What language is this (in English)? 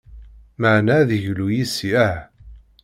Kabyle